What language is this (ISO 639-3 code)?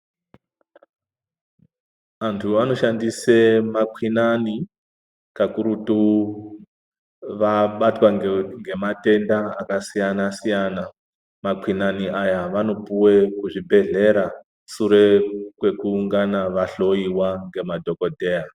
ndc